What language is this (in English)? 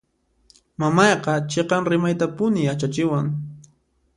Puno Quechua